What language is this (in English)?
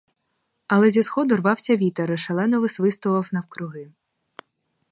Ukrainian